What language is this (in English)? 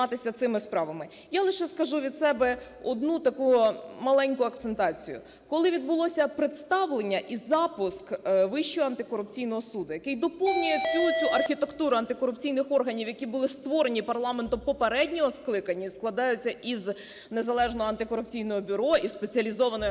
Ukrainian